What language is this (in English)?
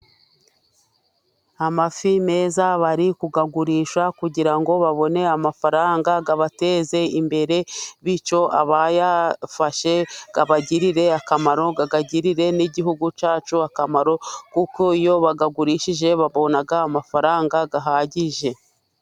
Kinyarwanda